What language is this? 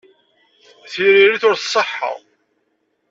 Kabyle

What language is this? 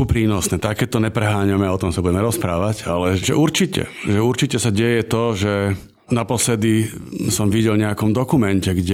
Slovak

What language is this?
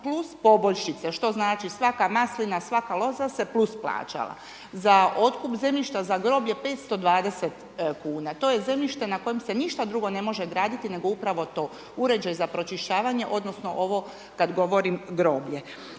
Croatian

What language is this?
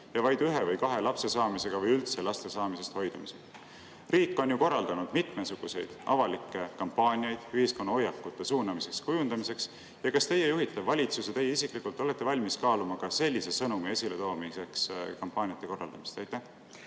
Estonian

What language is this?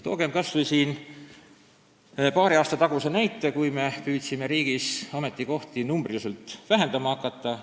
Estonian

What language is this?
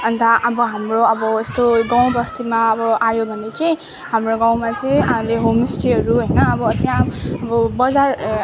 Nepali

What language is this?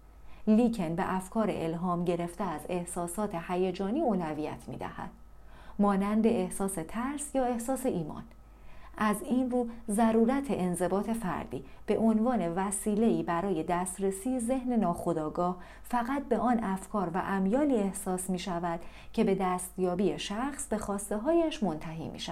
Persian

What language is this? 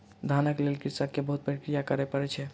Maithili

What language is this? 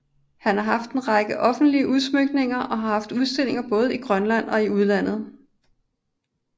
Danish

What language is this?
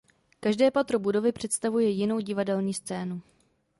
Czech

